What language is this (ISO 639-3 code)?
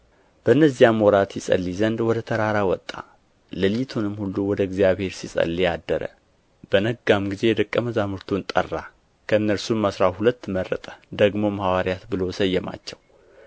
amh